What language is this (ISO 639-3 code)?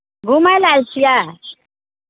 mai